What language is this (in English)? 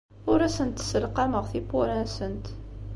Kabyle